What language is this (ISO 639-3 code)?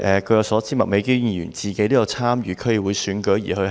yue